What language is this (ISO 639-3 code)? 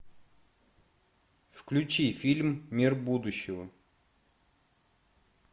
rus